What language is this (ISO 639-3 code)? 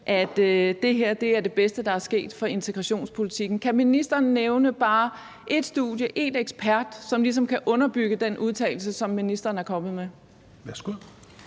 dan